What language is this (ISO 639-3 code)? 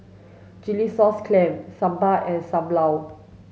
eng